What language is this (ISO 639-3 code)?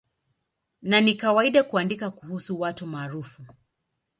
swa